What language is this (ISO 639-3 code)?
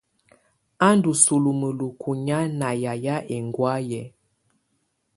tvu